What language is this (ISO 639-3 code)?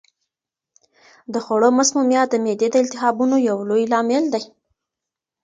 pus